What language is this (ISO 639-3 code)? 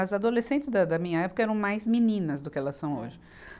por